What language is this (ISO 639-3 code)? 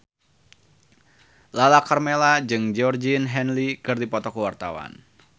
sun